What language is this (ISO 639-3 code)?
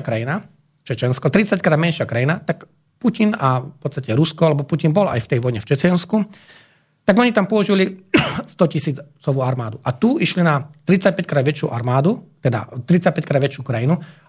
slk